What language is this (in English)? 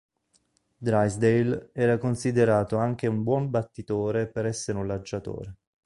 Italian